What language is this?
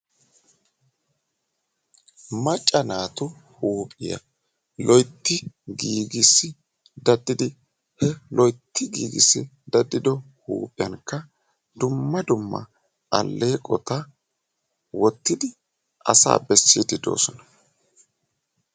Wolaytta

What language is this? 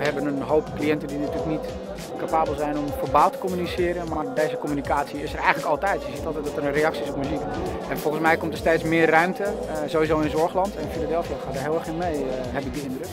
Dutch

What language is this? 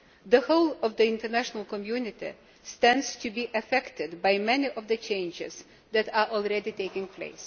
English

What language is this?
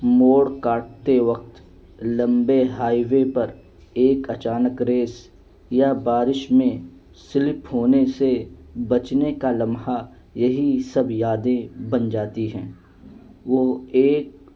Urdu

